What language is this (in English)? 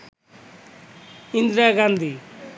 Bangla